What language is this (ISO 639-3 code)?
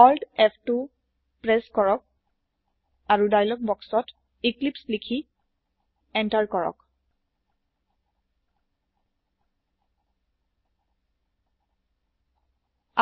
asm